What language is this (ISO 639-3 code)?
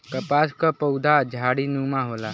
bho